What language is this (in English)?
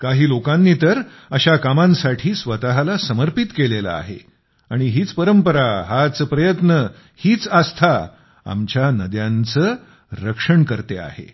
Marathi